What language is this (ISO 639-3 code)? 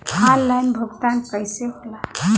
bho